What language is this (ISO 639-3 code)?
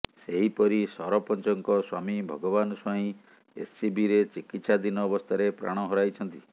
ori